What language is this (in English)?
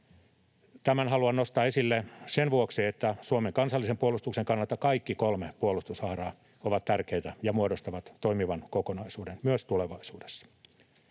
Finnish